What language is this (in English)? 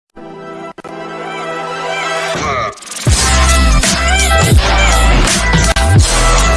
Korean